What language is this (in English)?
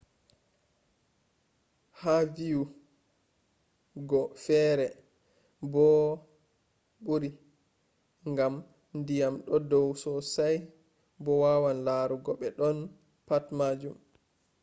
Fula